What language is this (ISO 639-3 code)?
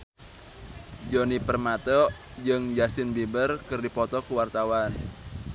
sun